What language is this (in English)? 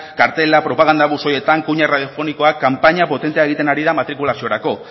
Basque